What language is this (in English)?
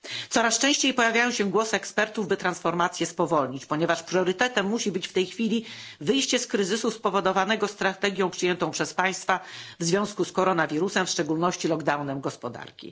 Polish